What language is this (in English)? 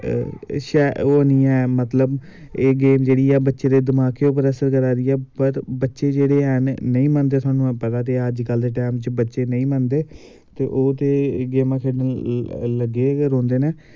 Dogri